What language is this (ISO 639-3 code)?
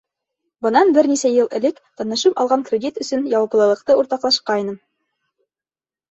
bak